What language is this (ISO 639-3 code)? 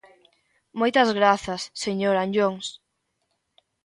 glg